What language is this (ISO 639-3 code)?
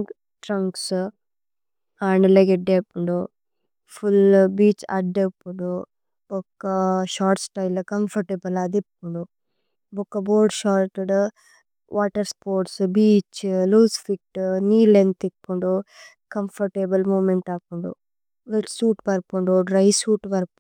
tcy